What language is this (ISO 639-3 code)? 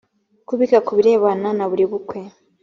kin